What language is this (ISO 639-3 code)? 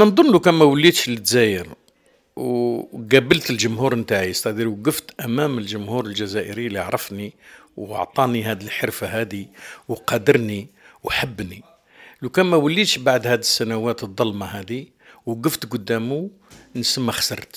ara